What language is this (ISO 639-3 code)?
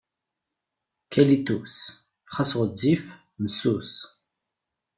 kab